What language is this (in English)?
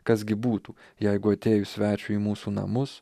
Lithuanian